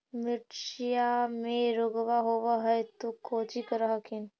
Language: Magahi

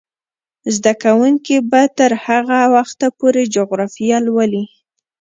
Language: Pashto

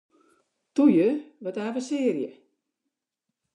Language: Western Frisian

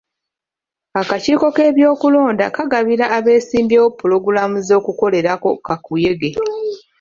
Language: Ganda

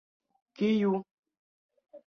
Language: Esperanto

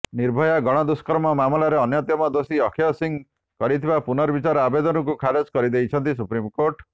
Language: Odia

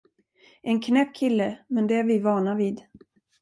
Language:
Swedish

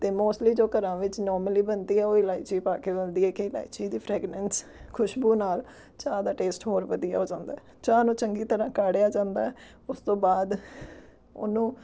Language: Punjabi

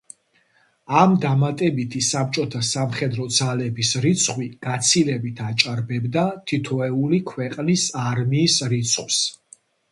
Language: Georgian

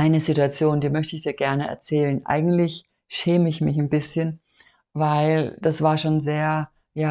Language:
German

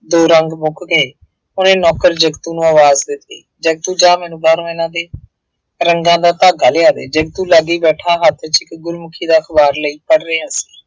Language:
Punjabi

